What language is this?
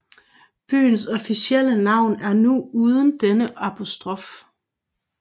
Danish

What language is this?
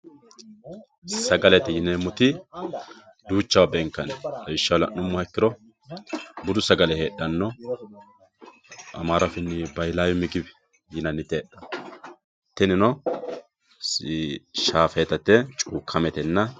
Sidamo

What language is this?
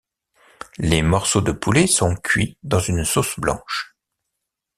French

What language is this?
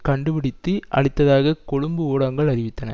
Tamil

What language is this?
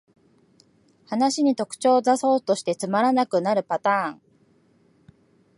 Japanese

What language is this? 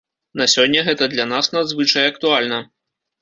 Belarusian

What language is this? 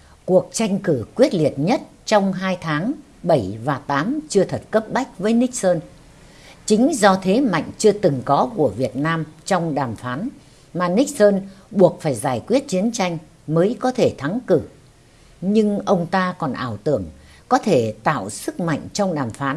Vietnamese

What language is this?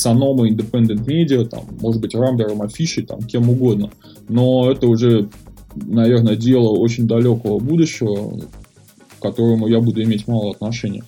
Russian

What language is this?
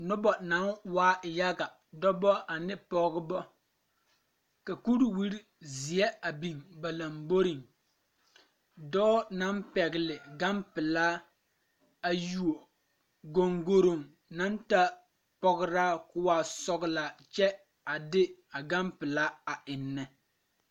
Southern Dagaare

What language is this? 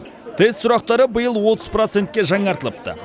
Kazakh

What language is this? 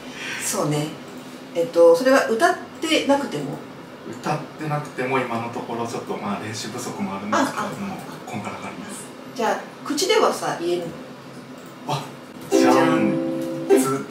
Japanese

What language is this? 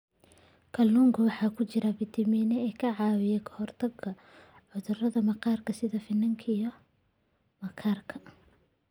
Somali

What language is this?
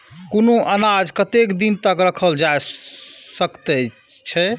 Maithili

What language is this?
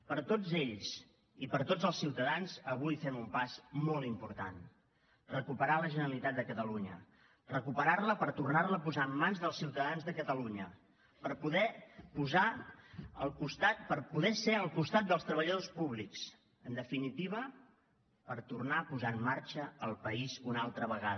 Catalan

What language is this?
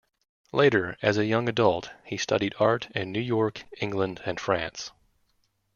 English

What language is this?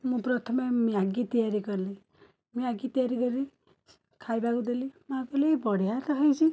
Odia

